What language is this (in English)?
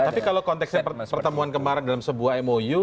Indonesian